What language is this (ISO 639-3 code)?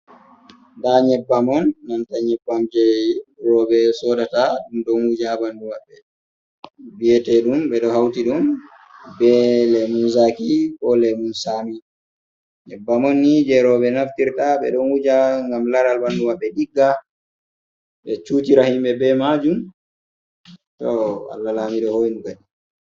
ful